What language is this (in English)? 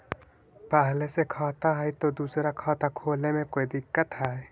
Magahi